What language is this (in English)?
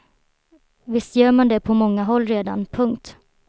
Swedish